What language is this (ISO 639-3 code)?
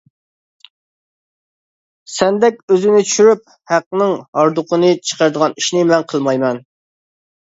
uig